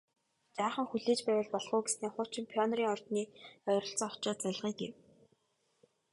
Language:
Mongolian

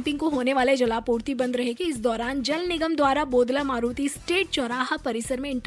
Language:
Hindi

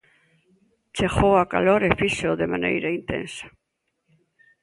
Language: Galician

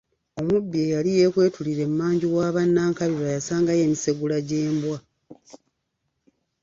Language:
Ganda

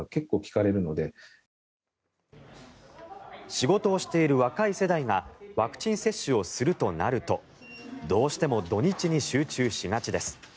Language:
Japanese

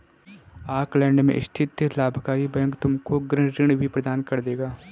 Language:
Hindi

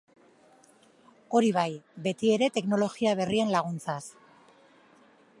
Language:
Basque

